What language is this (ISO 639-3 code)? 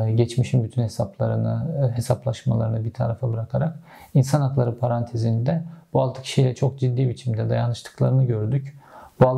tur